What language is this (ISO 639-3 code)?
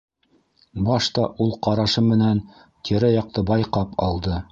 bak